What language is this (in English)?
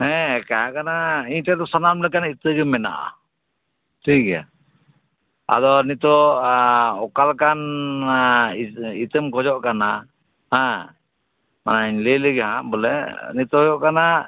Santali